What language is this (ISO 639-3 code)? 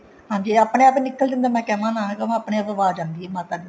pan